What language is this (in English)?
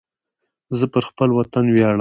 Pashto